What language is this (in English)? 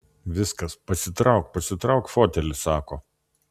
Lithuanian